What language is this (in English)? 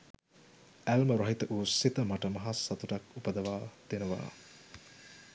Sinhala